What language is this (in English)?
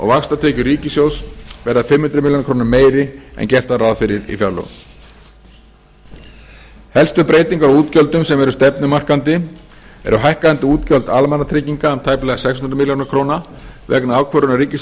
Icelandic